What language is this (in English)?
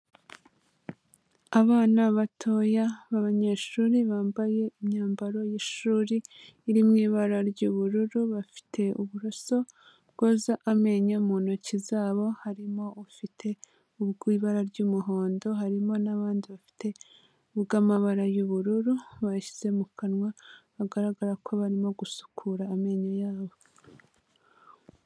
Kinyarwanda